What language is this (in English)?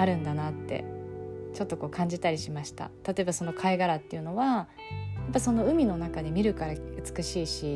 Japanese